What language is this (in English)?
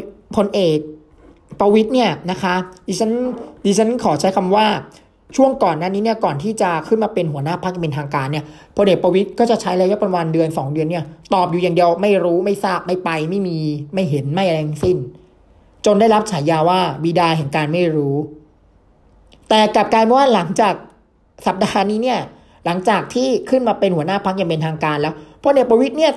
Thai